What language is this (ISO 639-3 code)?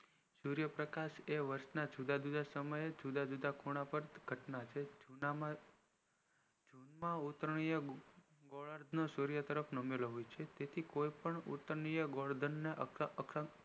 guj